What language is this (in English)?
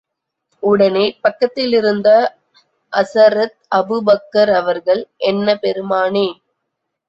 Tamil